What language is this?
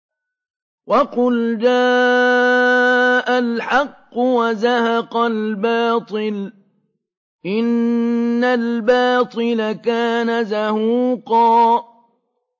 Arabic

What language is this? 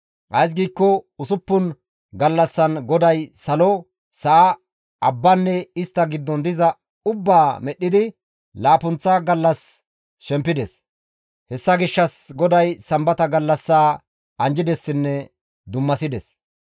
Gamo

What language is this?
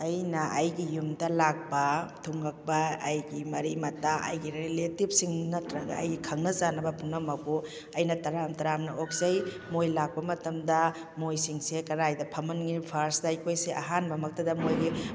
Manipuri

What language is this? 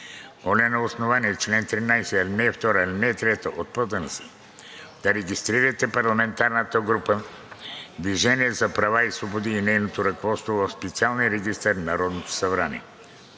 Bulgarian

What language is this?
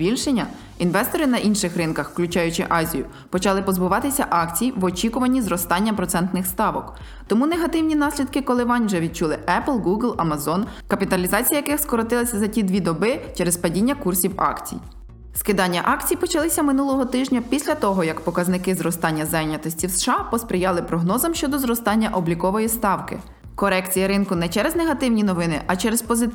Ukrainian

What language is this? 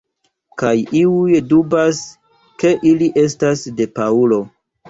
Esperanto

